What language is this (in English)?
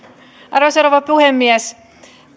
Finnish